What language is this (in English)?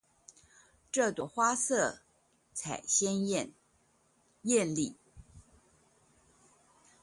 Chinese